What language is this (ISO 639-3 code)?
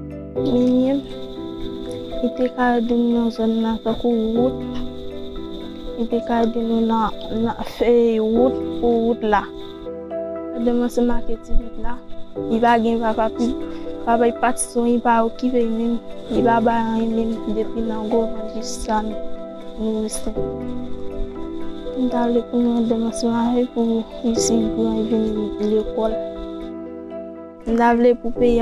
ron